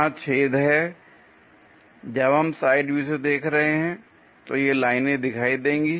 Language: Hindi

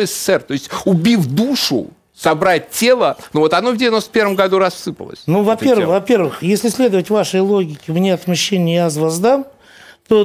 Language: Russian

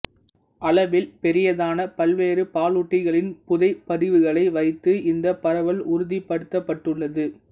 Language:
Tamil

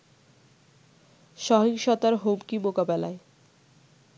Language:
Bangla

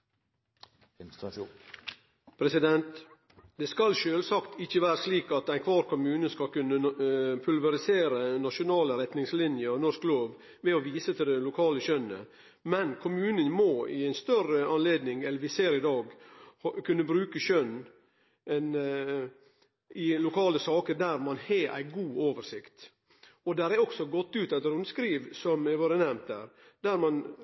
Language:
Norwegian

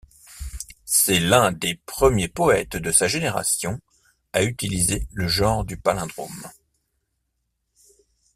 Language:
French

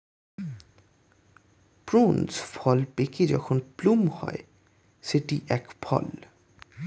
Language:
Bangla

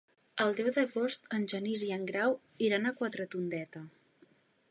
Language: Catalan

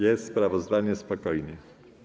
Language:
Polish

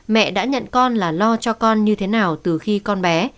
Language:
Vietnamese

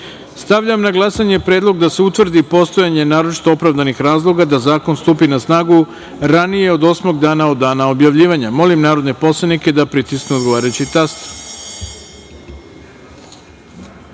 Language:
Serbian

